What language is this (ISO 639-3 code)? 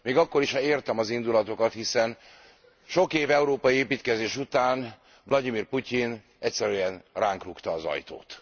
hun